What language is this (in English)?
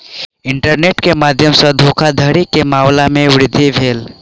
Maithili